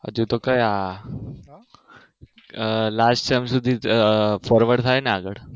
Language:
Gujarati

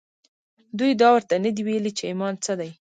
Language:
Pashto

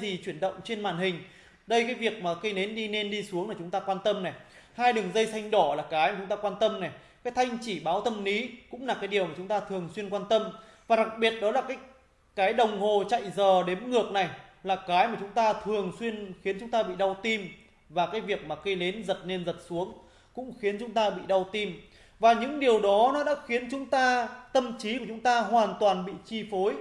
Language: Vietnamese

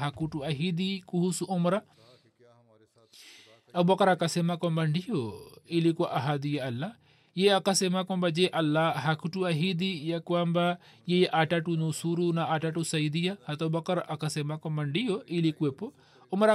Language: Swahili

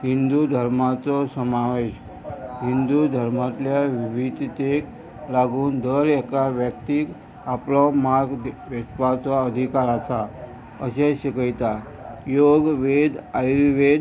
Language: Konkani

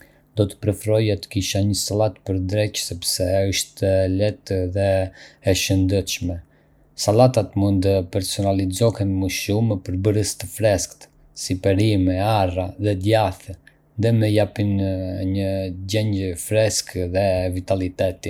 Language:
Arbëreshë Albanian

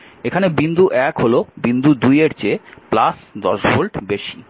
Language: Bangla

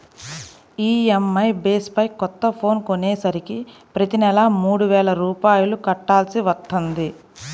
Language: Telugu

